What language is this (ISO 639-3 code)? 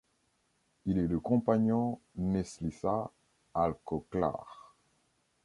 fra